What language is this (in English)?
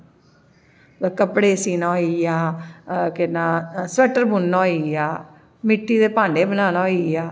Dogri